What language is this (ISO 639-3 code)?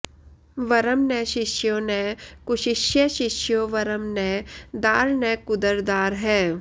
san